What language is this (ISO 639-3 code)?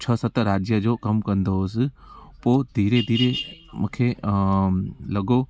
snd